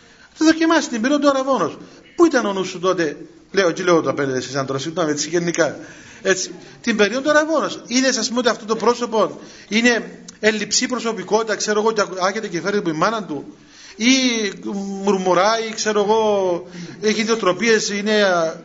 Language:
Greek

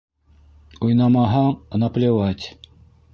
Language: Bashkir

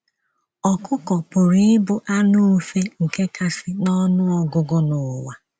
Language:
Igbo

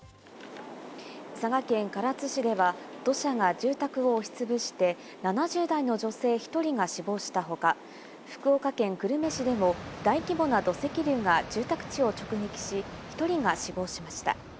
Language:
Japanese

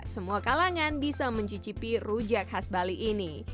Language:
Indonesian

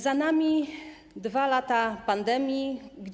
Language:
Polish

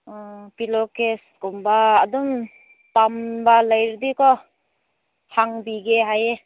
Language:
Manipuri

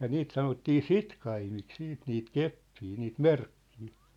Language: Finnish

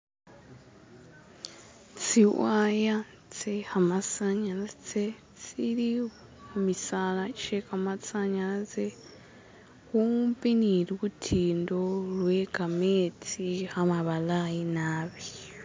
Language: Masaaba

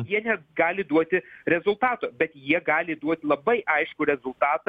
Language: Lithuanian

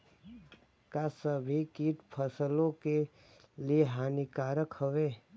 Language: Bhojpuri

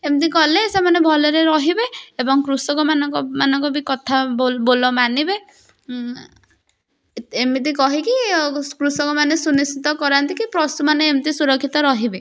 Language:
Odia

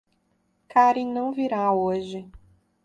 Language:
Portuguese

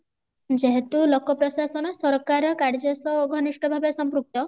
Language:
Odia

